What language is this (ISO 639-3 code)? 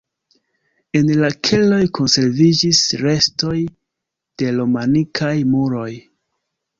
epo